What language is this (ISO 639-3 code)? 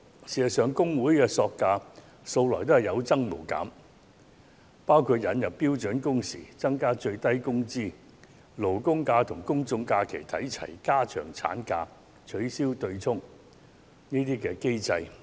yue